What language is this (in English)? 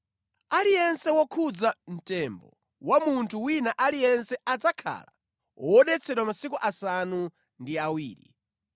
Nyanja